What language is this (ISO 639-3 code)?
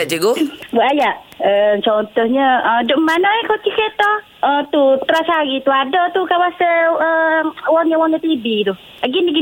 msa